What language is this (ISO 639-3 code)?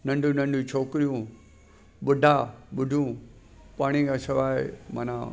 snd